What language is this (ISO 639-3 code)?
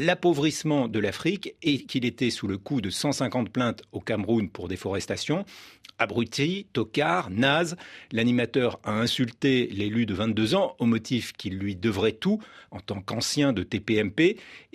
fra